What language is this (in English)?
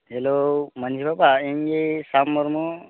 Santali